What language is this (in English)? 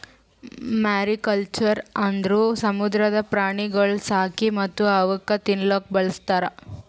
Kannada